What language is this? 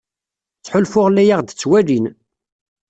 Kabyle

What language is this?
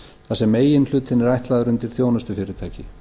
Icelandic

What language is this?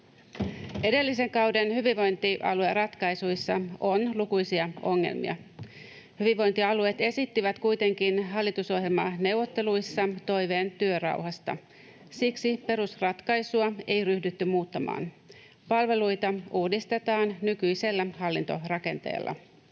Finnish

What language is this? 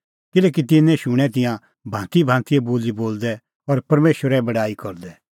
Kullu Pahari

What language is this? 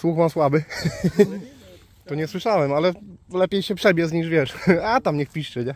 Polish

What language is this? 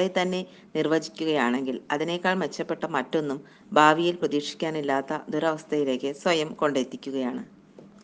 Malayalam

